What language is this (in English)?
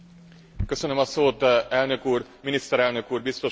Hungarian